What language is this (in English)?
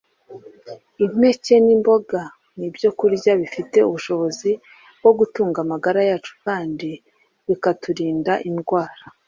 Kinyarwanda